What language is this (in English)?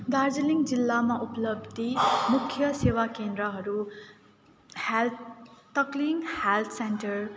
Nepali